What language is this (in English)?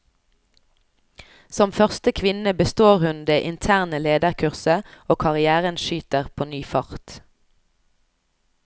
Norwegian